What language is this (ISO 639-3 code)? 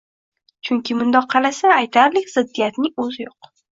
uzb